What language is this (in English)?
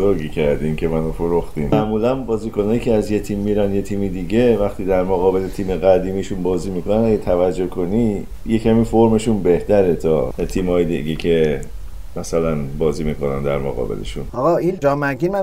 Persian